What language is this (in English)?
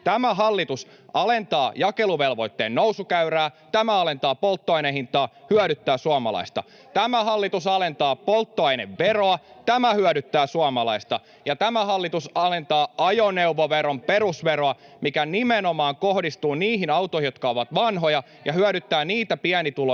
Finnish